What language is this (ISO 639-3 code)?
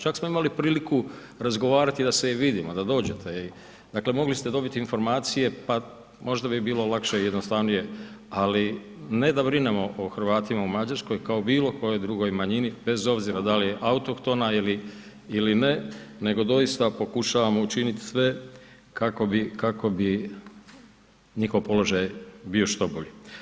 hrv